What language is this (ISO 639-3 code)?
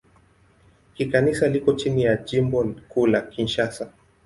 swa